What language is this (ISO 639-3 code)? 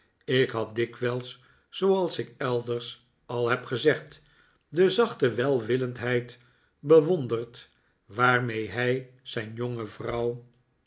nld